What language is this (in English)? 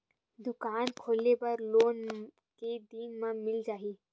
Chhattisgarhi